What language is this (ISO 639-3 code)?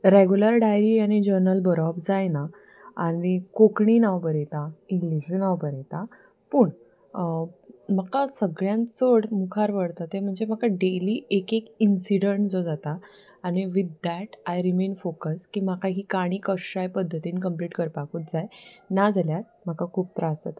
kok